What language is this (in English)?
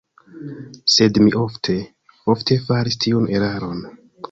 Esperanto